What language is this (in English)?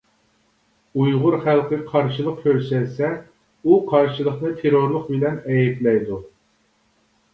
Uyghur